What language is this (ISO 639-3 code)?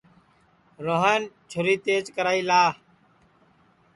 ssi